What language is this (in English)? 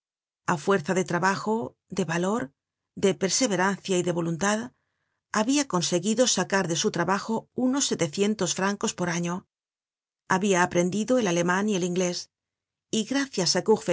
Spanish